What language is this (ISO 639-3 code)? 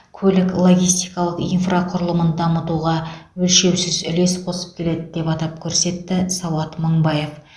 kaz